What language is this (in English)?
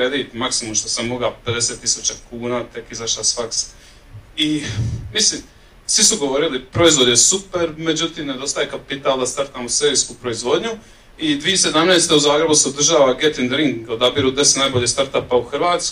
Croatian